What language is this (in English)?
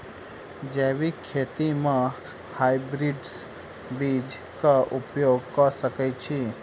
Maithili